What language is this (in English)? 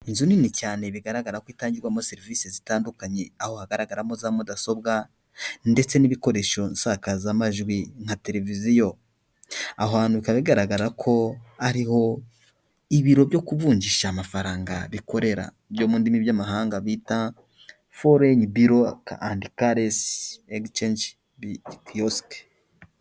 Kinyarwanda